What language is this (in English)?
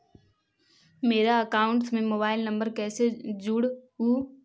Magahi